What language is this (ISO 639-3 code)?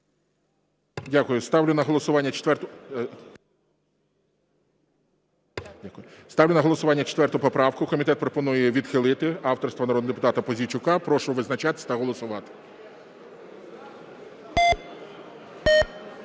ukr